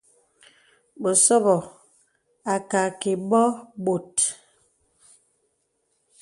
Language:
Bebele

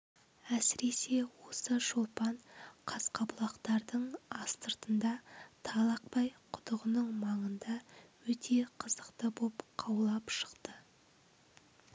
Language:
Kazakh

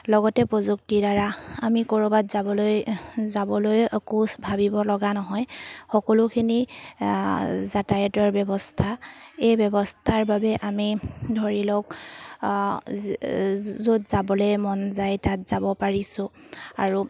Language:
Assamese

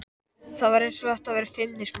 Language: Icelandic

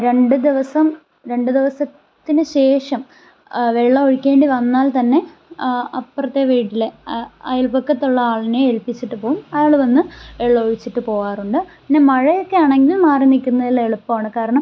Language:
Malayalam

